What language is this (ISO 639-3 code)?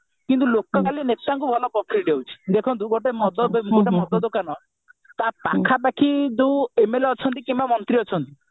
ori